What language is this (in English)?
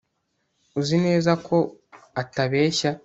Kinyarwanda